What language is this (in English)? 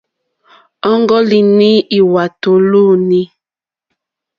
Mokpwe